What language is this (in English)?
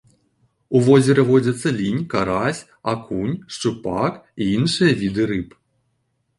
Belarusian